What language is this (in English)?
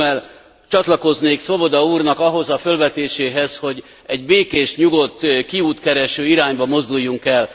Hungarian